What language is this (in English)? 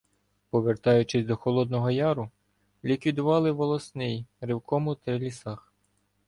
Ukrainian